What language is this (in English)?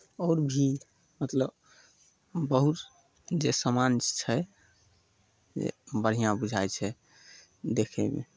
Maithili